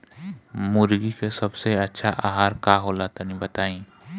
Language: Bhojpuri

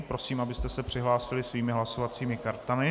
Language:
Czech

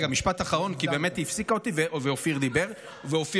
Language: Hebrew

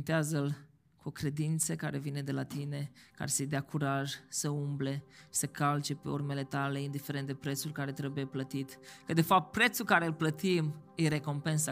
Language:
Romanian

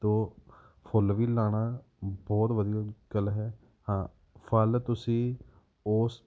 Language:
Punjabi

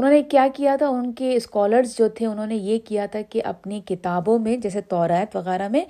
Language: Urdu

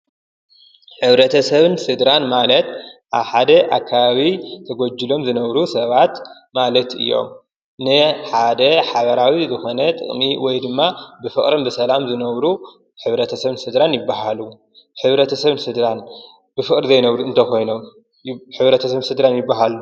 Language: Tigrinya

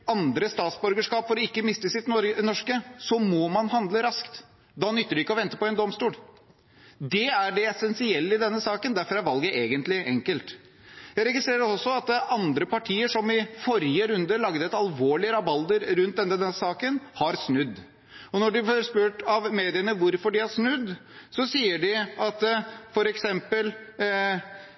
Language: Norwegian Bokmål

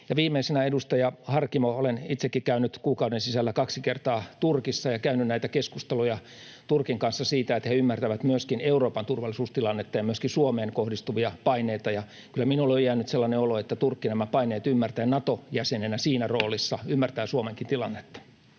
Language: Finnish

